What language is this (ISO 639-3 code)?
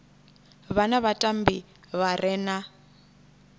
ven